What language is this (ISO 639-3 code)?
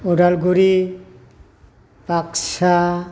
brx